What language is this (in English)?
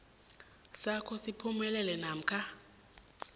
South Ndebele